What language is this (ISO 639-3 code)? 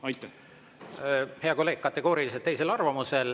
est